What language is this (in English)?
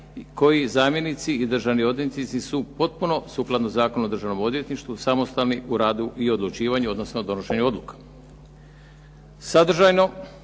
Croatian